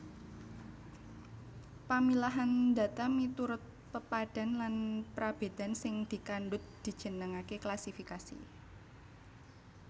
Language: Javanese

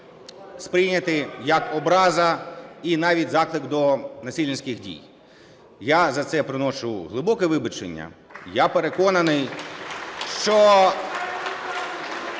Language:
Ukrainian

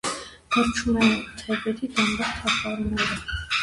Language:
Armenian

